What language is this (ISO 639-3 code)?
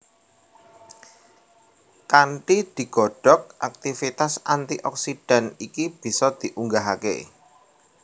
jav